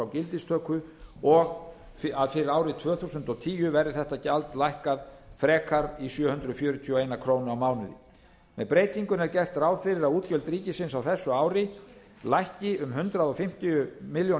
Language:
Icelandic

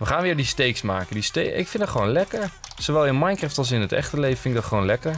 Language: Dutch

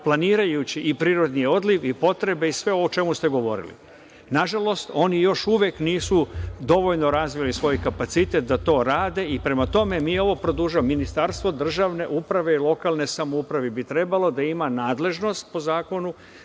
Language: Serbian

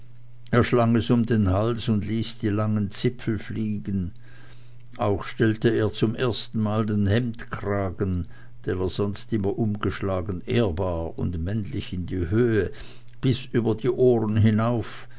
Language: German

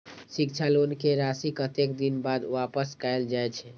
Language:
Maithili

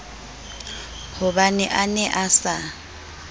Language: Southern Sotho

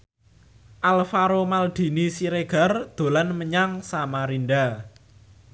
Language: Javanese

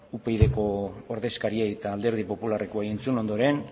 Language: Basque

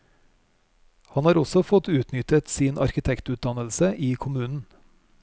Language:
Norwegian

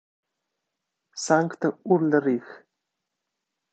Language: Italian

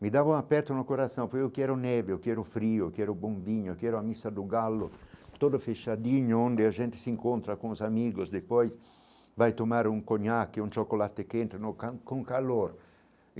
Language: Portuguese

